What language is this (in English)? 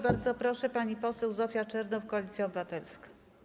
Polish